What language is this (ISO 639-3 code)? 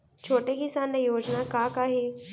hne